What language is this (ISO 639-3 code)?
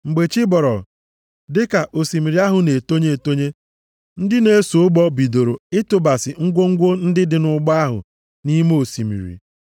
ibo